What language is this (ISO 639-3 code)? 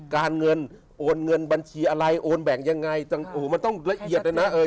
tha